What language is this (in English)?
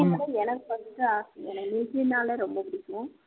Tamil